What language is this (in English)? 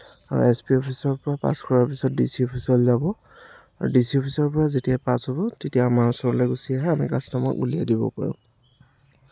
Assamese